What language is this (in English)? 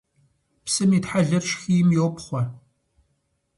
Kabardian